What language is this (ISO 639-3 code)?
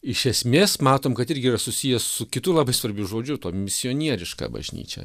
lit